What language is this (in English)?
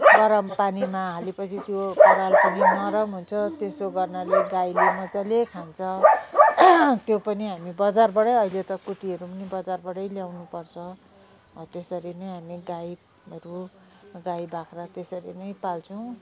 Nepali